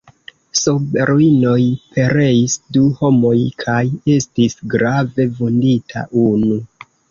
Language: Esperanto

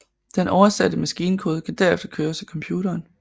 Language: Danish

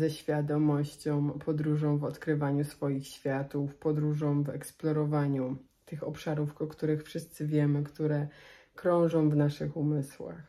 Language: Polish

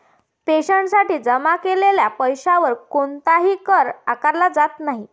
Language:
Marathi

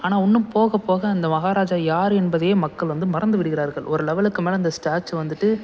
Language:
Tamil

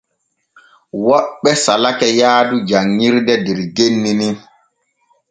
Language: Borgu Fulfulde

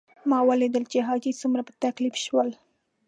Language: Pashto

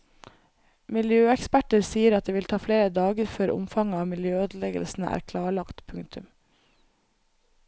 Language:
Norwegian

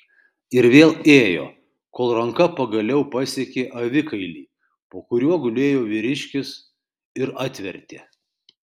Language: Lithuanian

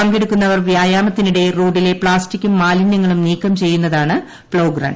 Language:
Malayalam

